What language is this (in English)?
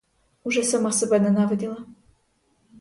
Ukrainian